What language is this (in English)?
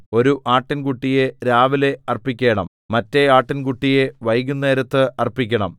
Malayalam